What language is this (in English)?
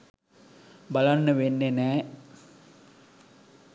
Sinhala